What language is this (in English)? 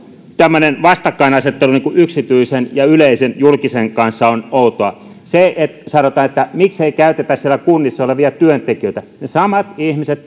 Finnish